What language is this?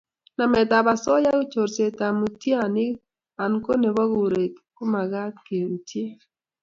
Kalenjin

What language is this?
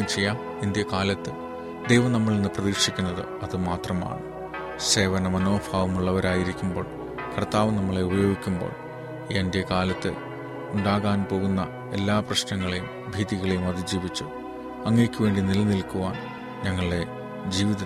Malayalam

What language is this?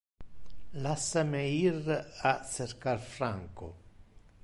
Interlingua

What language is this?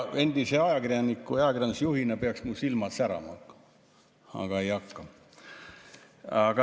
Estonian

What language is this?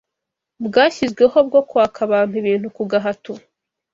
Kinyarwanda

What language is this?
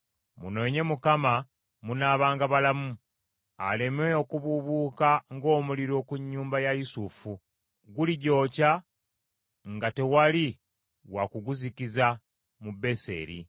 Ganda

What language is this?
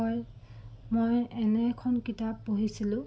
Assamese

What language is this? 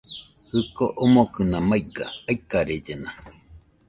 Nüpode Huitoto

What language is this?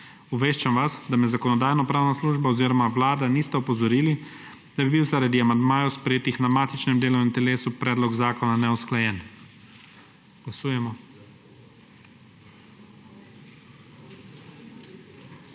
Slovenian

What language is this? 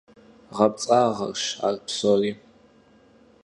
Kabardian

